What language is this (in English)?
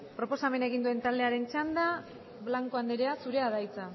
Basque